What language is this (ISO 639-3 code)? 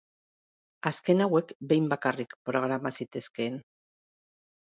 eus